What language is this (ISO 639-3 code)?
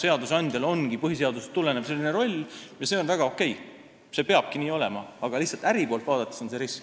est